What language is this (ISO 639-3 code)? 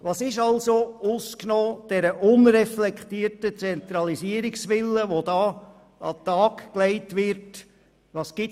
gsw